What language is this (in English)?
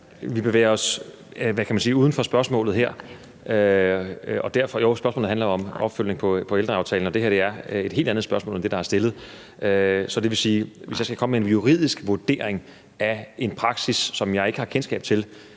Danish